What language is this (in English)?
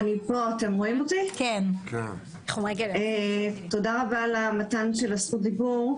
Hebrew